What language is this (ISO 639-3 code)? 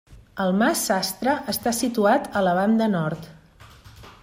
cat